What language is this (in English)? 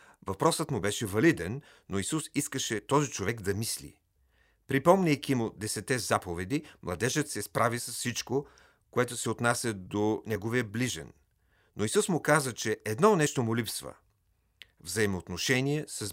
Bulgarian